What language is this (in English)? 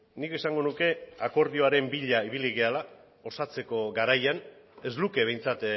Basque